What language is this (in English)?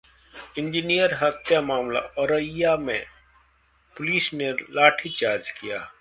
Hindi